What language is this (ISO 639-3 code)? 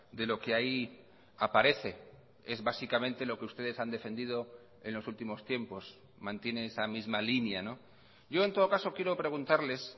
spa